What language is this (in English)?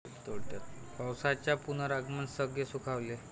Marathi